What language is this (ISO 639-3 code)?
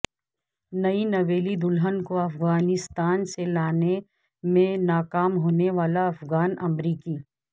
urd